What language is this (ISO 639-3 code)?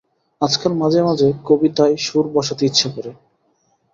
ben